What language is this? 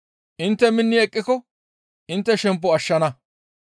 Gamo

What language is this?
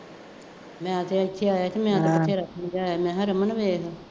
Punjabi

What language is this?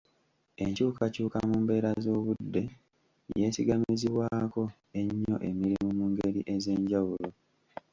Ganda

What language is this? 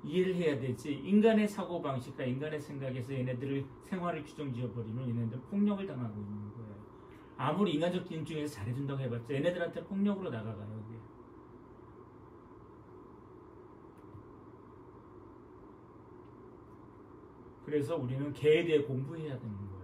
Korean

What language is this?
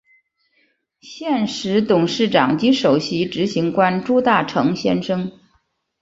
Chinese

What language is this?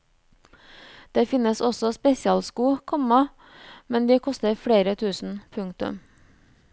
Norwegian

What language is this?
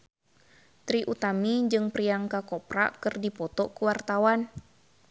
Sundanese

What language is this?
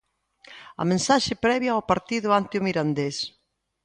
Galician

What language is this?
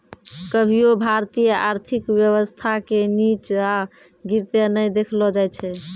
Maithili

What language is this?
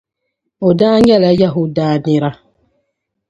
Dagbani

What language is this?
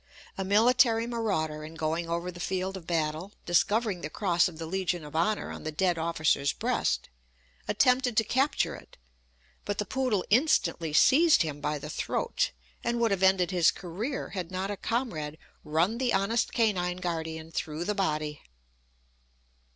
English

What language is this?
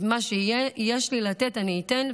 Hebrew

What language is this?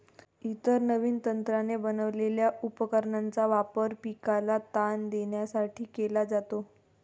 Marathi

